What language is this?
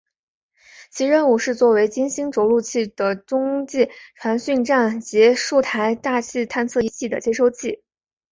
Chinese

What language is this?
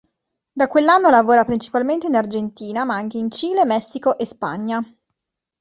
Italian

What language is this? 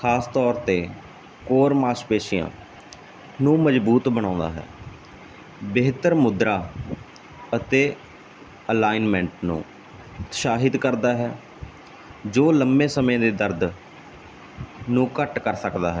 Punjabi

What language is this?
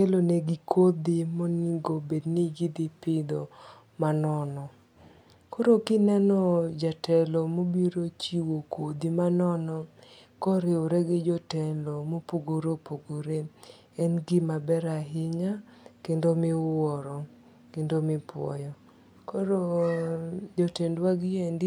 Luo (Kenya and Tanzania)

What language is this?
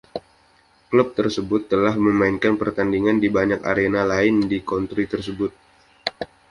Indonesian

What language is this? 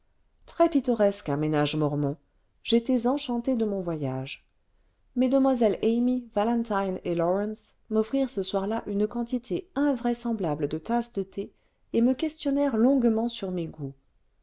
French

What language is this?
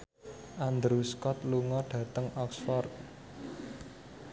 Javanese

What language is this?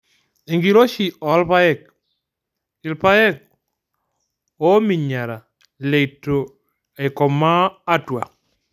Masai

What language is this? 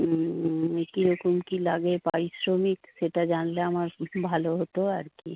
Bangla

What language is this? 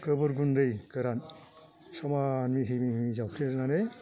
Bodo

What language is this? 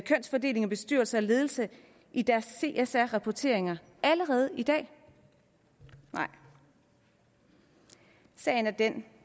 Danish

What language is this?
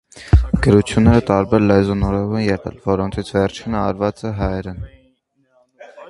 Armenian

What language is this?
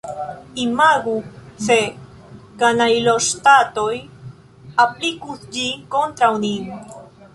Esperanto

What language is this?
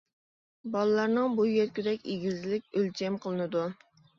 Uyghur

